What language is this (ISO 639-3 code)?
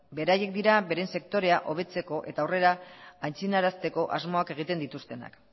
eus